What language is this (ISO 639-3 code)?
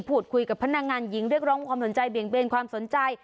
tha